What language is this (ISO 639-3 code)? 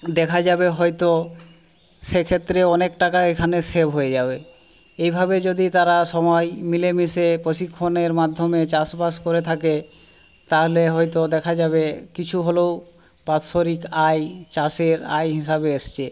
ben